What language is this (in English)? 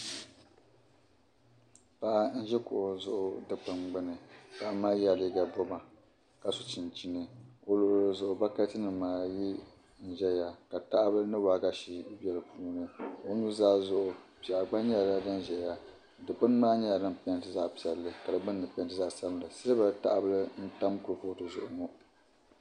Dagbani